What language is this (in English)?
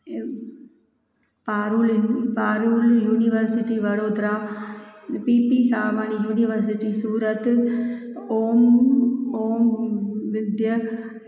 Sindhi